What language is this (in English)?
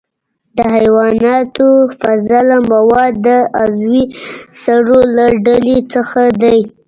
Pashto